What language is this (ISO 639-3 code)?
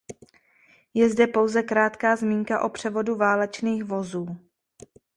ces